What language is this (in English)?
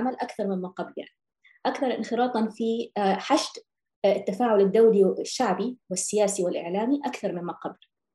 Arabic